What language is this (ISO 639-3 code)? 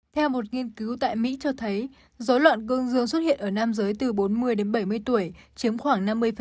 vie